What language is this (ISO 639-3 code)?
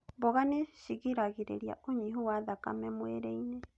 kik